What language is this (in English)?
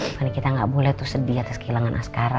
Indonesian